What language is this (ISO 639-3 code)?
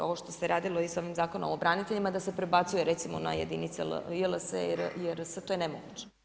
hrv